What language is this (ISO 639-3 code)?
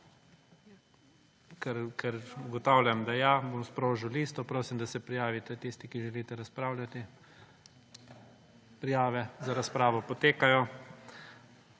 slv